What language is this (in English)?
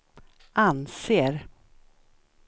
Swedish